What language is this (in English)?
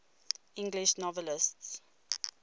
English